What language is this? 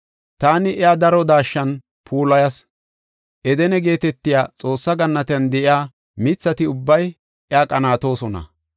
Gofa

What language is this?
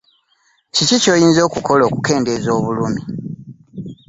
Ganda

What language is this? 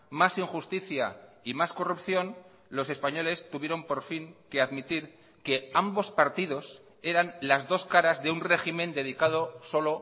Spanish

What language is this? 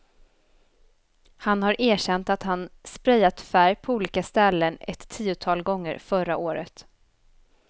Swedish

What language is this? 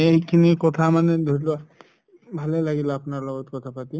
Assamese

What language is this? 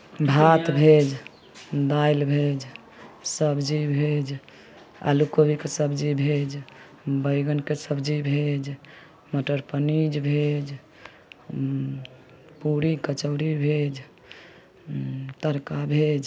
Maithili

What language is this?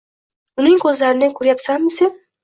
Uzbek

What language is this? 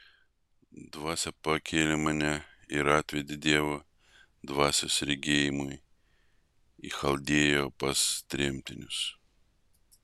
Lithuanian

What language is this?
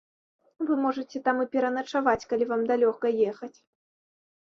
Belarusian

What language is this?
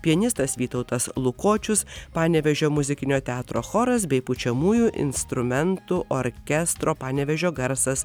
Lithuanian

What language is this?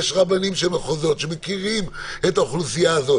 Hebrew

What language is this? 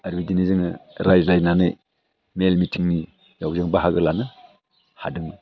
Bodo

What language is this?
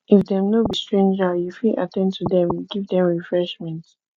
Nigerian Pidgin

